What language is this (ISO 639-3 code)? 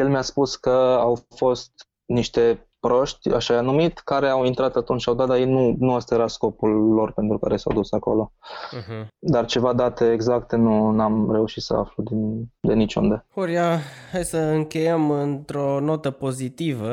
ron